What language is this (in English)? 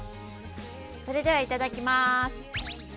Japanese